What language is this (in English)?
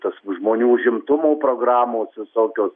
Lithuanian